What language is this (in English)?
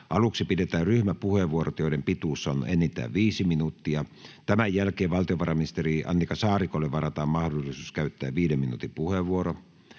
Finnish